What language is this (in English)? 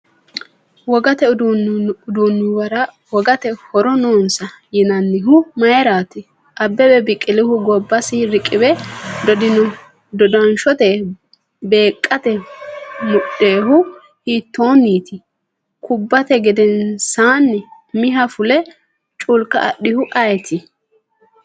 Sidamo